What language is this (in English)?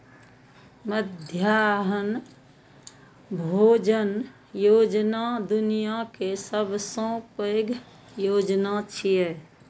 Maithili